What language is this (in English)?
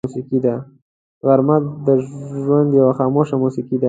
Pashto